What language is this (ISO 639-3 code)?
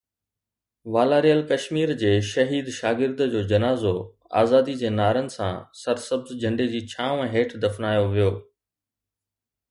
snd